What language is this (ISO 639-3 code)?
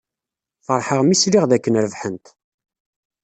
kab